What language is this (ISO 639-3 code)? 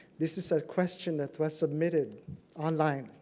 eng